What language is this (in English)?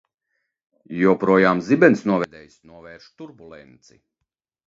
Latvian